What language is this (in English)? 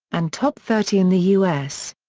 English